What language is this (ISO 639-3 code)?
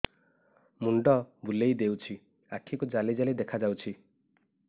ori